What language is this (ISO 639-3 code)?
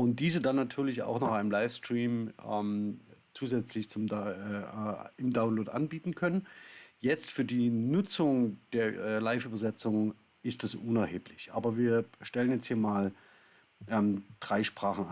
deu